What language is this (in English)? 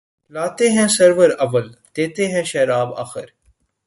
Urdu